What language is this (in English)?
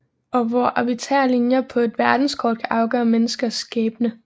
Danish